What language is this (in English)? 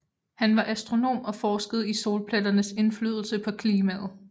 Danish